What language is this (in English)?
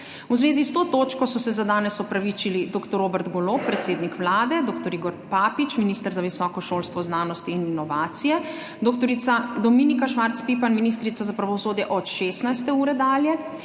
Slovenian